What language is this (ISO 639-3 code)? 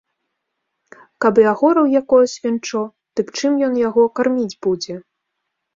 bel